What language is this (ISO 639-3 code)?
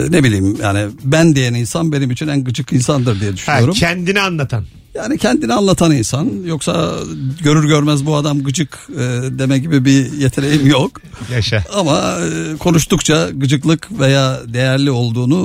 tur